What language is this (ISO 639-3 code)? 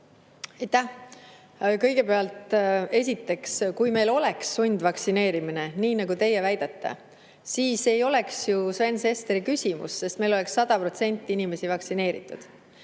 est